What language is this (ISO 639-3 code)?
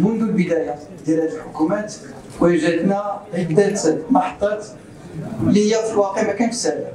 ara